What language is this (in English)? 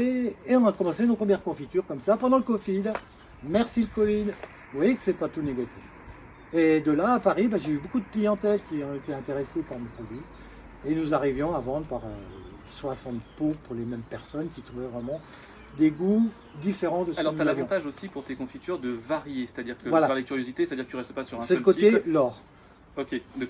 French